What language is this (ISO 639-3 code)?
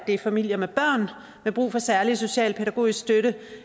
dan